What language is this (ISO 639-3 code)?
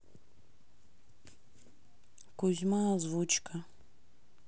rus